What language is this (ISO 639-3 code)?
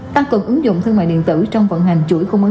vie